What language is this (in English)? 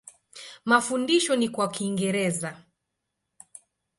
Swahili